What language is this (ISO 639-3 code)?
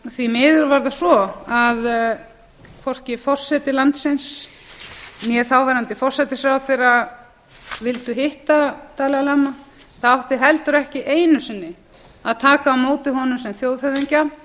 isl